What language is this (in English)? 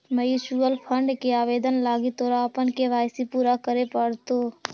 Magahi